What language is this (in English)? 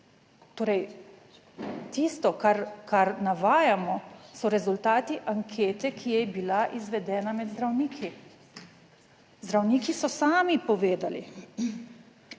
Slovenian